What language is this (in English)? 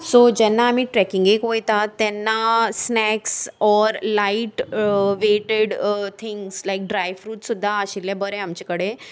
Konkani